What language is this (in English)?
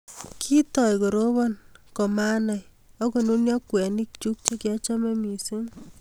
Kalenjin